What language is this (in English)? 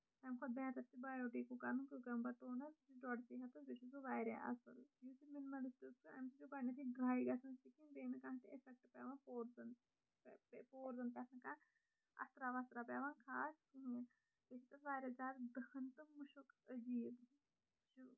Kashmiri